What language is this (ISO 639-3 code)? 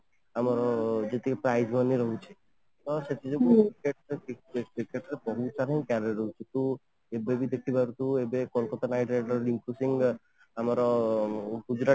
ori